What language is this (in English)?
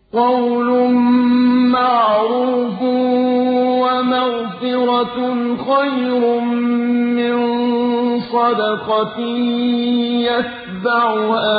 Arabic